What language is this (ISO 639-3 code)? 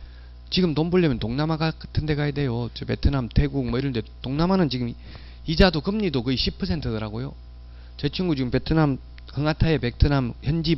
kor